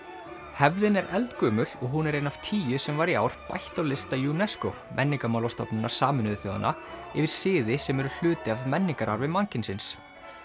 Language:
Icelandic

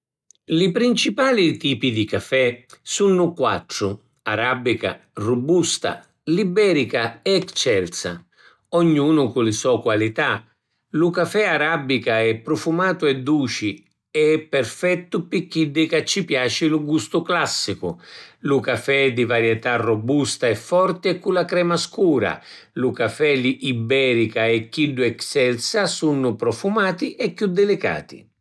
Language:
Sicilian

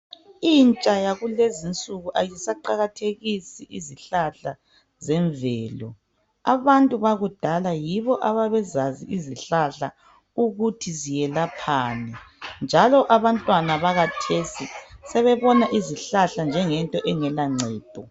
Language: North Ndebele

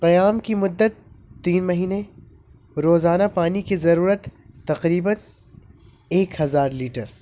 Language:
Urdu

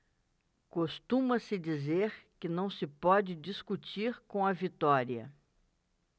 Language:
Portuguese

